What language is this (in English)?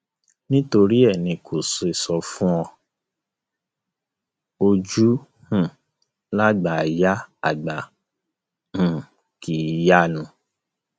Yoruba